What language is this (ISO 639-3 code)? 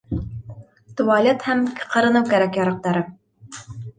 bak